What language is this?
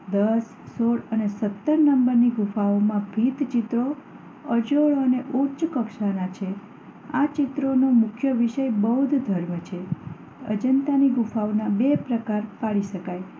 Gujarati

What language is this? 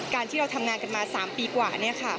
Thai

